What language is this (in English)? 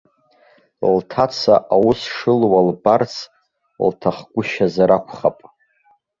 Abkhazian